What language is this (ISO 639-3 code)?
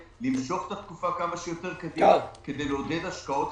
heb